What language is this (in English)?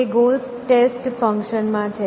Gujarati